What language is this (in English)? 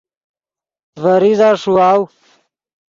Yidgha